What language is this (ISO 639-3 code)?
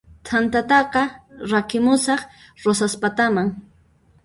qxp